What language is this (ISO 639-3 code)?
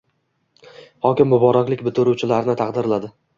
uzb